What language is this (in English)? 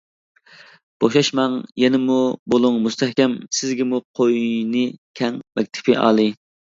Uyghur